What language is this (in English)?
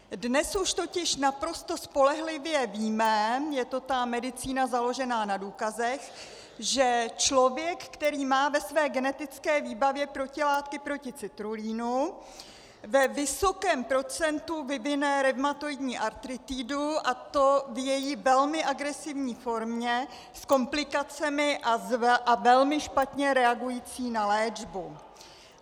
Czech